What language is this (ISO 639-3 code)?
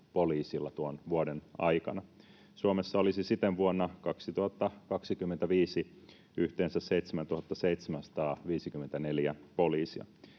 fin